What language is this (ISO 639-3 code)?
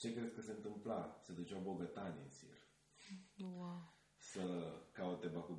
ron